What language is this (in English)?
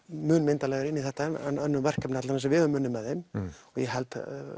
Icelandic